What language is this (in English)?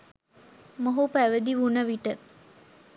Sinhala